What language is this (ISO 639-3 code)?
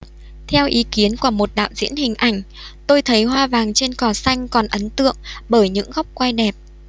vie